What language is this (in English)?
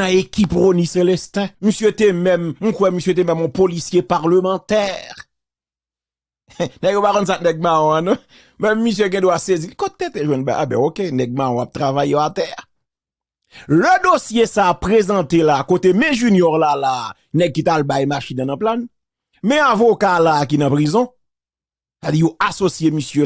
French